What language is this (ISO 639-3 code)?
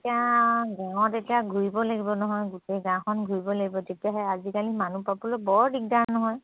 asm